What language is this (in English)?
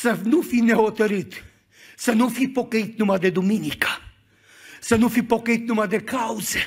Romanian